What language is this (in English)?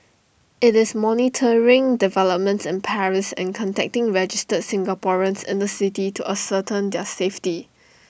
English